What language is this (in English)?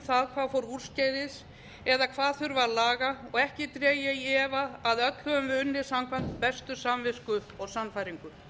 Icelandic